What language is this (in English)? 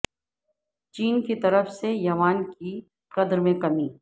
Urdu